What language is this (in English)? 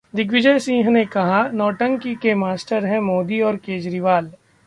Hindi